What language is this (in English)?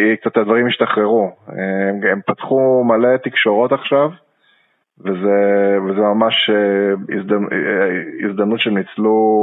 Hebrew